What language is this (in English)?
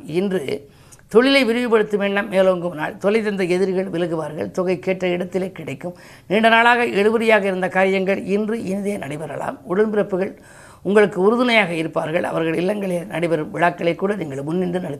Tamil